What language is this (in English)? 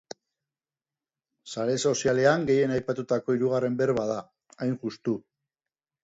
Basque